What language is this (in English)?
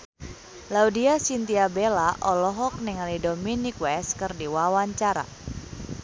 Sundanese